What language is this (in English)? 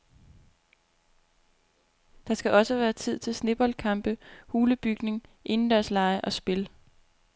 Danish